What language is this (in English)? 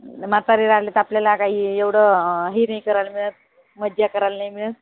Marathi